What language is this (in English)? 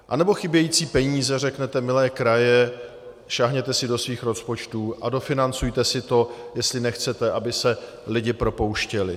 Czech